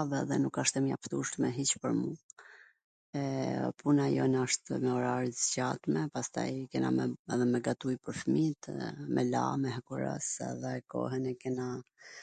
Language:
Gheg Albanian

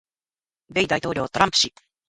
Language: Japanese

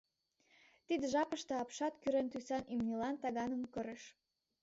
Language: Mari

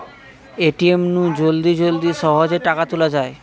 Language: Bangla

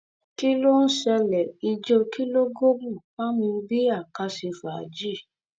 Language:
Yoruba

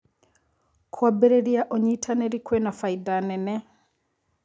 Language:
Kikuyu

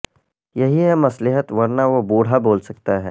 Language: Urdu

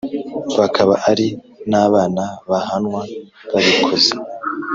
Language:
Kinyarwanda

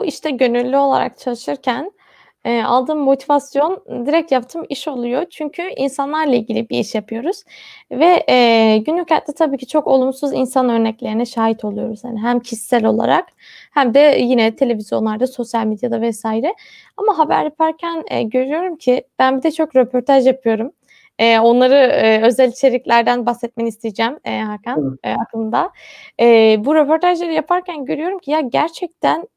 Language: Turkish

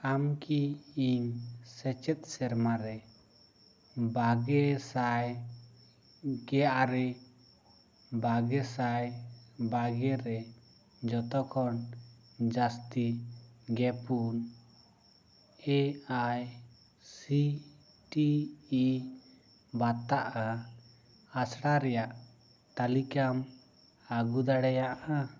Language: Santali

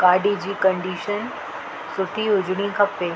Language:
Sindhi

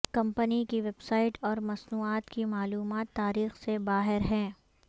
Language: Urdu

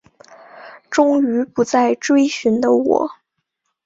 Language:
Chinese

